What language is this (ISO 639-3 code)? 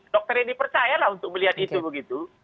ind